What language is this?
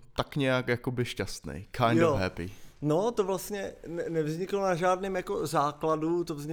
Czech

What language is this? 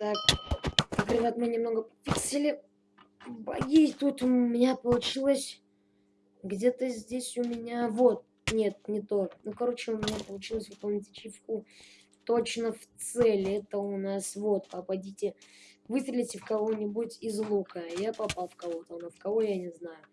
Russian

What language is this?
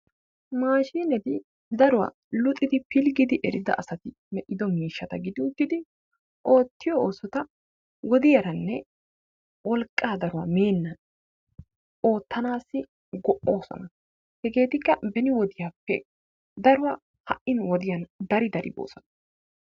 Wolaytta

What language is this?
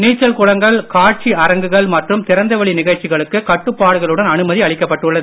Tamil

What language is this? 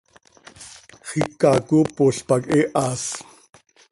Seri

